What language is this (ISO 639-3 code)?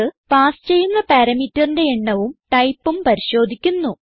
mal